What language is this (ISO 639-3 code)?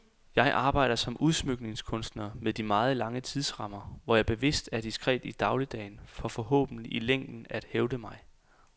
dan